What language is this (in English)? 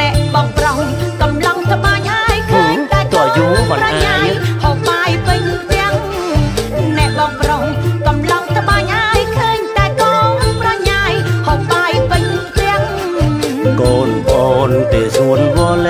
Thai